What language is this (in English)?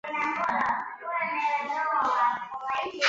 Chinese